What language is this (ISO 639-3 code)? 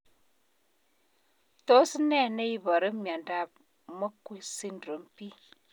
kln